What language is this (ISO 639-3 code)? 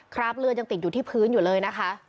tha